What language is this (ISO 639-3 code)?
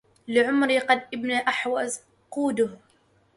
ara